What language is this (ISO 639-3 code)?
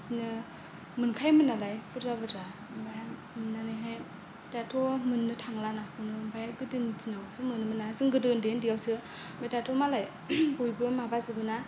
brx